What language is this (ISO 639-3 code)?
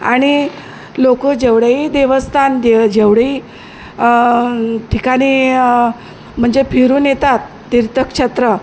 mar